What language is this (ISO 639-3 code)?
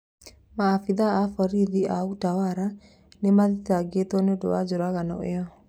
kik